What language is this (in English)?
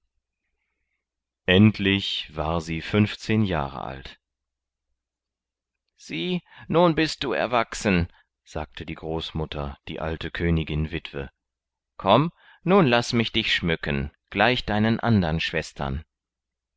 German